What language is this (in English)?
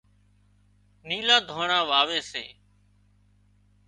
Wadiyara Koli